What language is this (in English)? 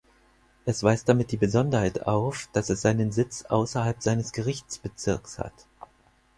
German